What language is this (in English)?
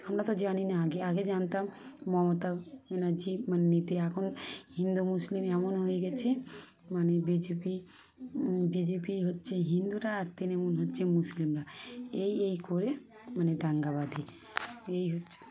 Bangla